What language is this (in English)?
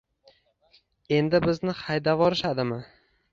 Uzbek